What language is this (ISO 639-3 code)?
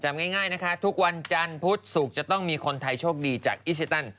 tha